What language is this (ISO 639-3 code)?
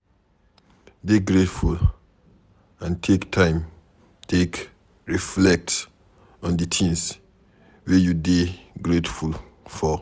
pcm